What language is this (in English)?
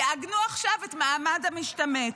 Hebrew